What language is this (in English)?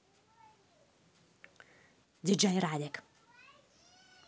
Russian